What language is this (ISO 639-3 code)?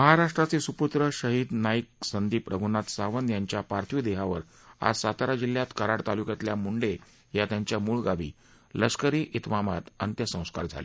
mar